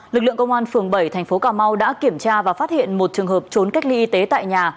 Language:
Vietnamese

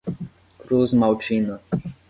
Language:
Portuguese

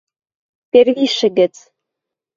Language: Western Mari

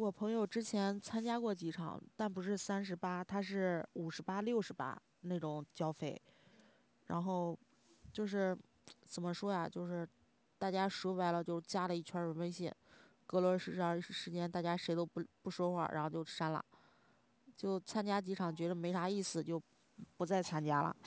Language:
Chinese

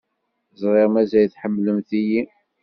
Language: Kabyle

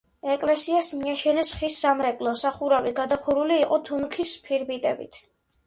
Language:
Georgian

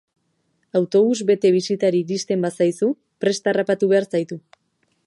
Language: Basque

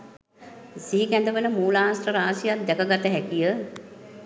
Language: Sinhala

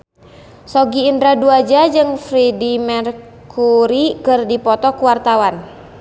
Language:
Sundanese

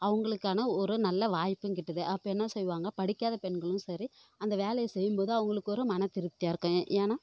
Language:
Tamil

